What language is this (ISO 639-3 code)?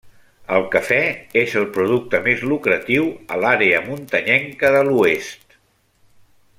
cat